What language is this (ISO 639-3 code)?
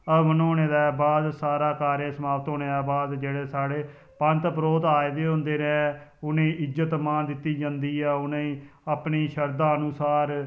doi